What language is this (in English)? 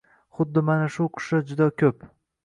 Uzbek